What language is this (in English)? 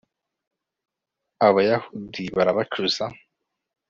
Kinyarwanda